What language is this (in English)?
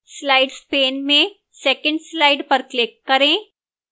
Hindi